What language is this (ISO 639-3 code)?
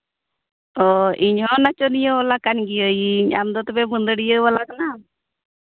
sat